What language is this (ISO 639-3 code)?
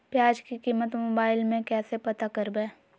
mag